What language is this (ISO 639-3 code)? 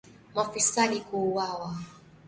swa